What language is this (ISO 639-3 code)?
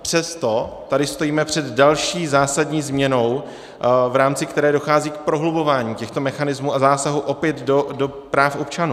ces